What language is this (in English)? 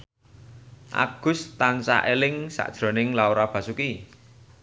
Javanese